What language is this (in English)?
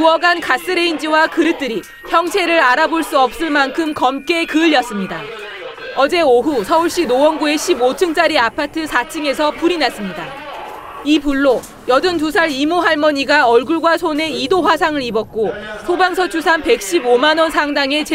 Korean